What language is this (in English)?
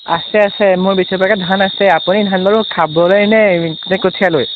Assamese